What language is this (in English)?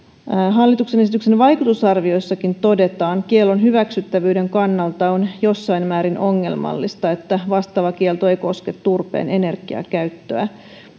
Finnish